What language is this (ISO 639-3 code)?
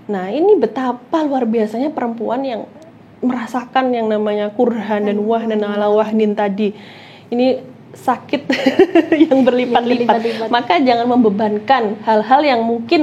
ind